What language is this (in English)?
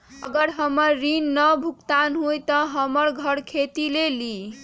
Magahi